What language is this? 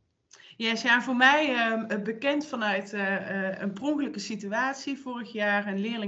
Dutch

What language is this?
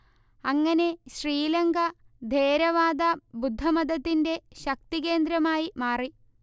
Malayalam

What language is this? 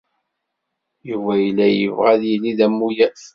Kabyle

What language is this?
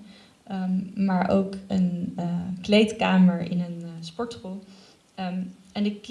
Dutch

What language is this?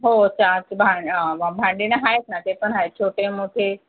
Marathi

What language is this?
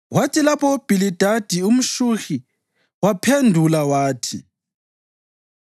North Ndebele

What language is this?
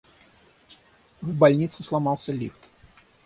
Russian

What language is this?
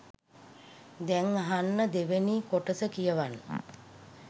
Sinhala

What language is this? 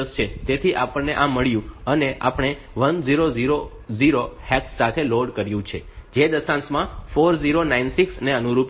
Gujarati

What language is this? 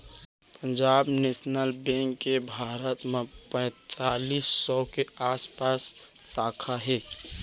Chhattisgarhi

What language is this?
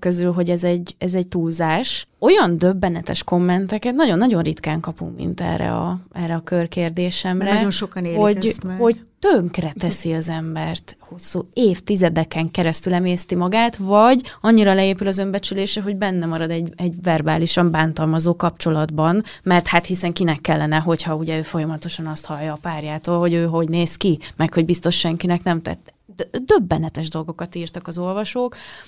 Hungarian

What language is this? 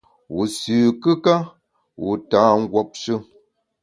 Bamun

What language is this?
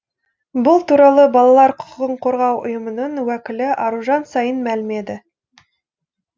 Kazakh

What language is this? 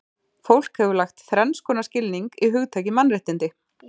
Icelandic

